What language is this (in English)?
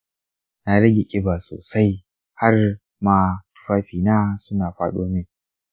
Hausa